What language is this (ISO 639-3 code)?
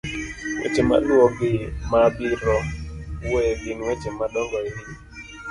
luo